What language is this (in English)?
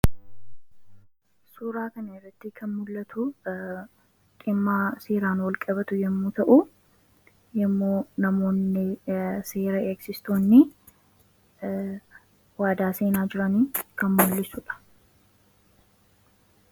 Oromo